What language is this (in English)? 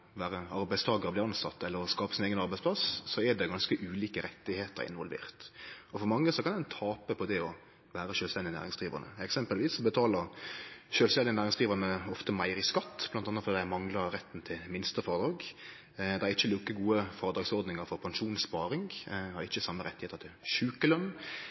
Norwegian Nynorsk